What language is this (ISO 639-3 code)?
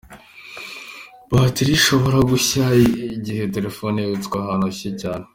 kin